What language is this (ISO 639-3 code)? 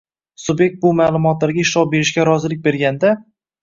uzb